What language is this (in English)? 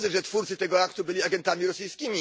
Polish